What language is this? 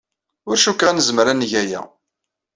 Kabyle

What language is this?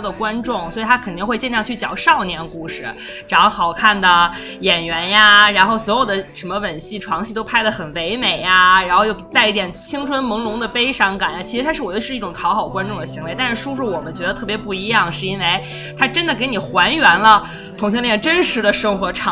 Chinese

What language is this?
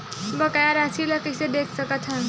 Chhattisgarhi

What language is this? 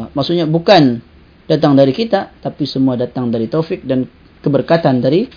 Malay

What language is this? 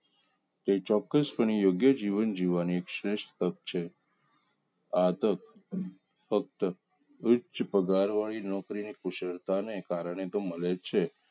Gujarati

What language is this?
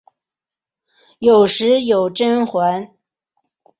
Chinese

